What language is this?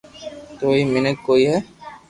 Loarki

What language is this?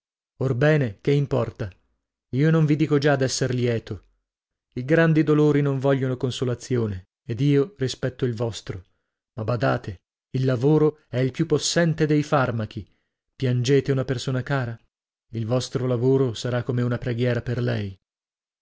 Italian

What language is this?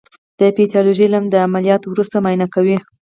Pashto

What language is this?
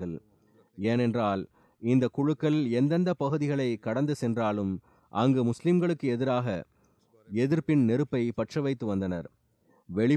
Tamil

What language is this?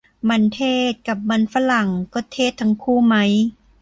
Thai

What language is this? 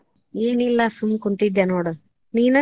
Kannada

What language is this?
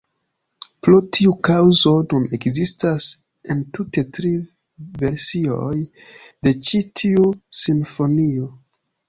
Esperanto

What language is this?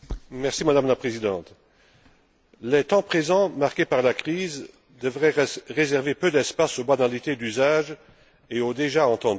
French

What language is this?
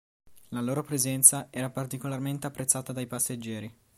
Italian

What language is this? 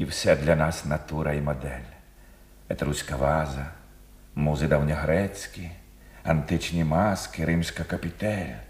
Ukrainian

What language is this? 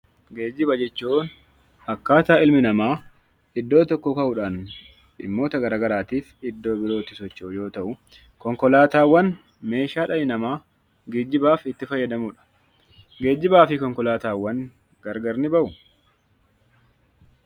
Oromo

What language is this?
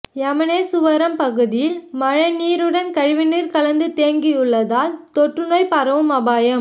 Tamil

